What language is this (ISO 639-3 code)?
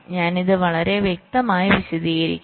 mal